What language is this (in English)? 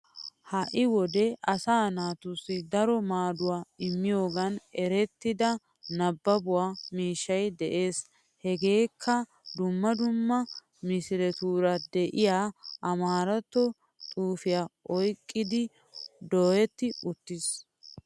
Wolaytta